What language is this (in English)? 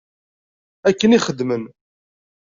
Kabyle